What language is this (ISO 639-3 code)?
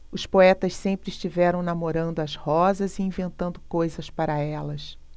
por